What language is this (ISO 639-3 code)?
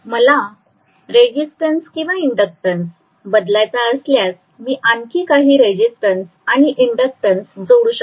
mar